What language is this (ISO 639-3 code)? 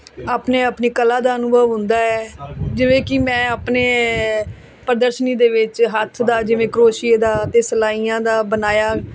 pan